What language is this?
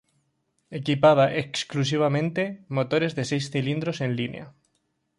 Spanish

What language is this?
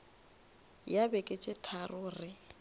Northern Sotho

